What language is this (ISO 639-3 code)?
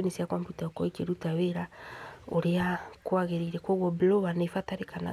kik